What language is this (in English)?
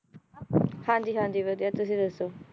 Punjabi